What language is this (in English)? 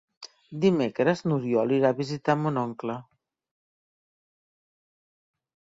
Catalan